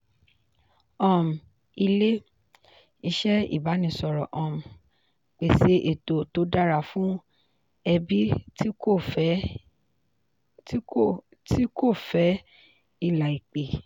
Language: Yoruba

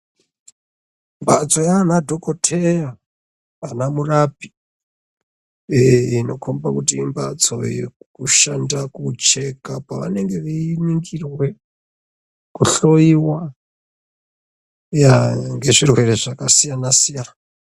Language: Ndau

